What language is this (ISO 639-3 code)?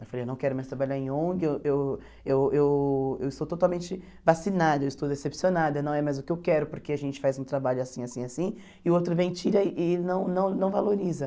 por